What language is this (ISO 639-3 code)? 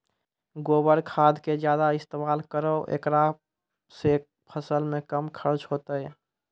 mai